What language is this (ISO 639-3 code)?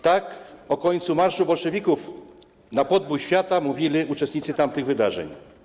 pol